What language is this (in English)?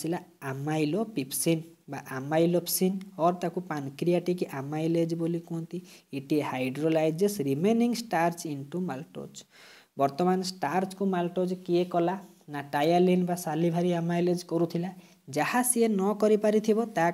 Hindi